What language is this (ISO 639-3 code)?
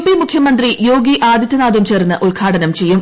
mal